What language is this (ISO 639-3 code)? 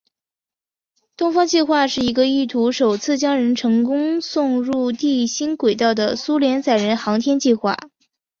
zho